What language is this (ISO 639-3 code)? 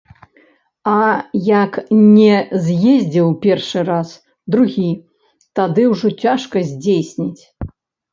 bel